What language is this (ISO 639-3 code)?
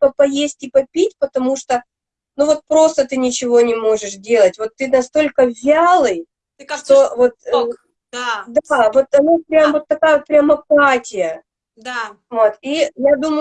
rus